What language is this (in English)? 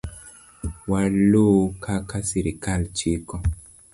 Luo (Kenya and Tanzania)